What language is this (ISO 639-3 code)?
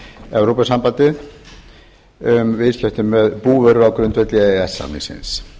isl